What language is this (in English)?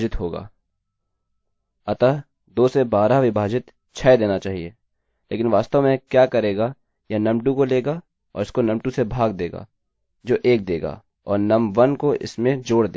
Hindi